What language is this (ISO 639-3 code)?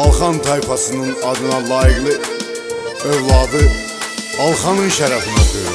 tur